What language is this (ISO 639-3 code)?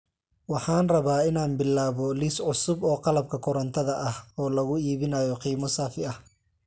som